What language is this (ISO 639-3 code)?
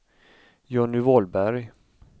swe